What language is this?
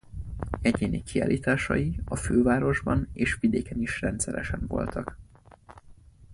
Hungarian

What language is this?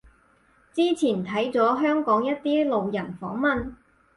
Cantonese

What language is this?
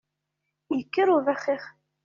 Kabyle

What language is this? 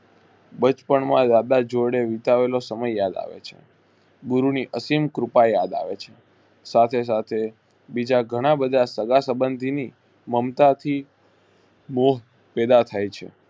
Gujarati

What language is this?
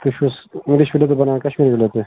Kashmiri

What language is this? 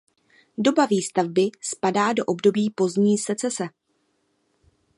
Czech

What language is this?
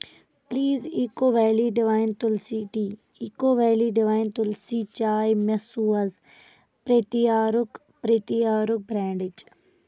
Kashmiri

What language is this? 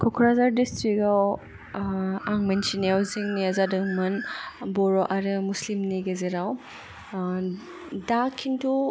Bodo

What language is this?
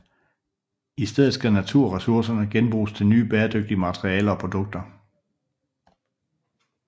Danish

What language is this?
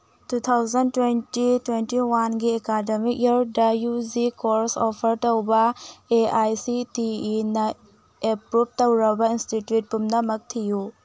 Manipuri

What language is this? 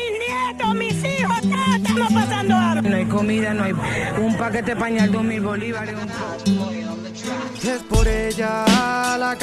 Spanish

